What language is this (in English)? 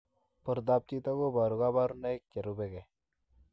Kalenjin